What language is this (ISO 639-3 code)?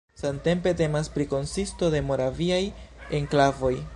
epo